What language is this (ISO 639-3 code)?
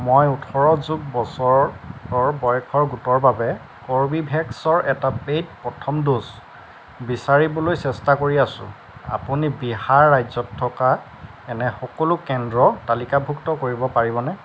asm